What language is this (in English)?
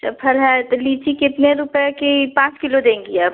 Hindi